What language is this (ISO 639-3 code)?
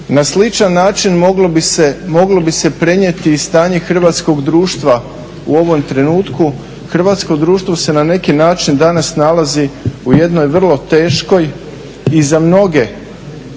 hrv